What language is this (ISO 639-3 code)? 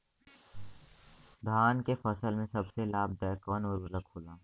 bho